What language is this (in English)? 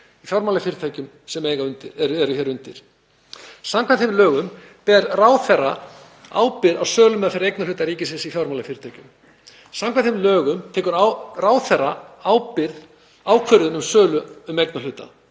Icelandic